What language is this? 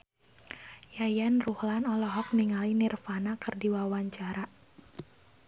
Sundanese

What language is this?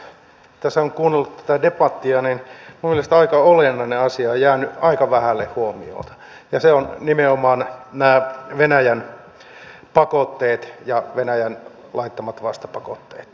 Finnish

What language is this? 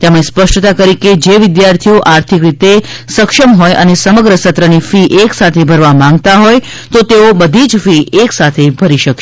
Gujarati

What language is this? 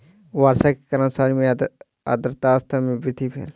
Maithili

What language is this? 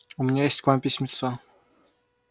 Russian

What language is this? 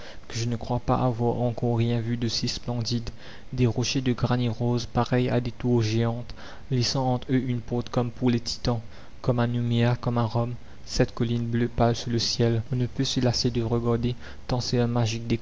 French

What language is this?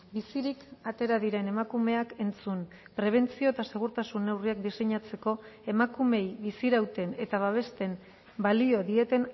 Basque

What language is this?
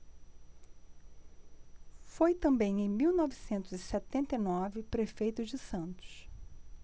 Portuguese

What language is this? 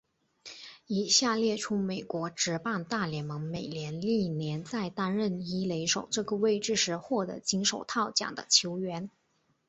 Chinese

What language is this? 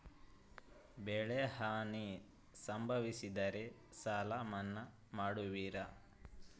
Kannada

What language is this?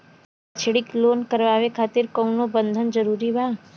Bhojpuri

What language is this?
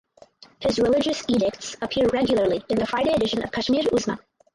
English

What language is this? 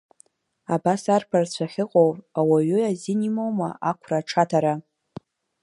Abkhazian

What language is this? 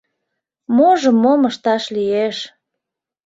Mari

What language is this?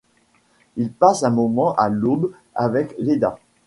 French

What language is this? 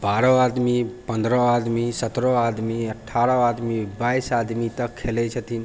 Maithili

